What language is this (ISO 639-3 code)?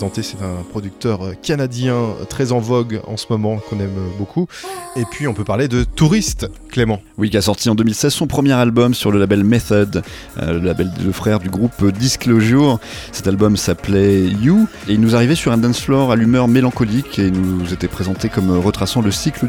fra